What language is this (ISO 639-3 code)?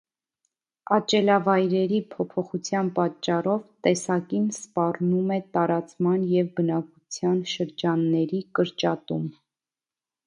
hye